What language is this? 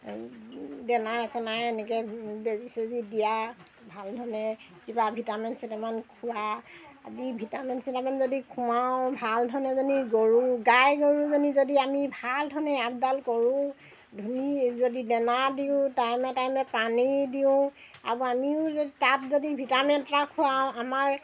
Assamese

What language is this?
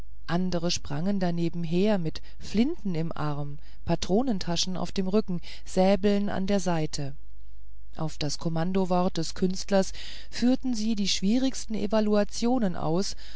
German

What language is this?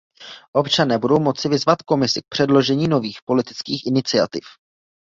Czech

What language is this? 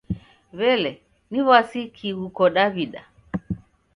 Taita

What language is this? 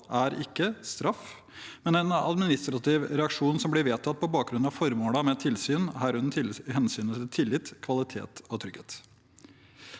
Norwegian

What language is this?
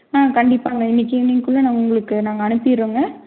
Tamil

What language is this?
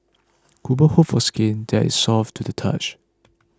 English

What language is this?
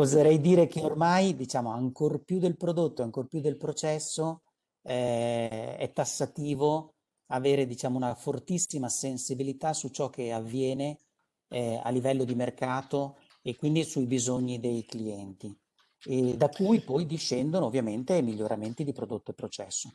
Italian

